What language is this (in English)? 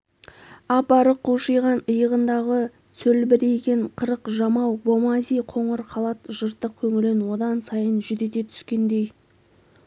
Kazakh